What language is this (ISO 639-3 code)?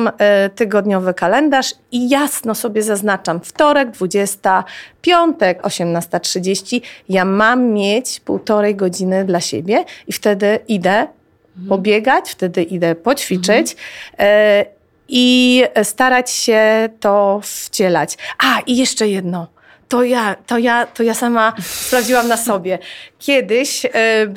pol